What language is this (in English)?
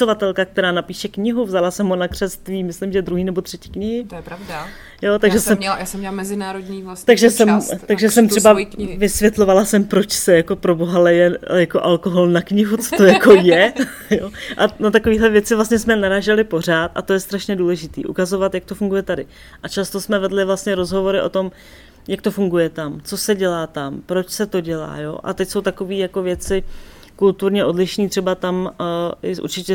Czech